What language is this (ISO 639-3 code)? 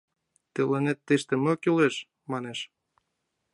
chm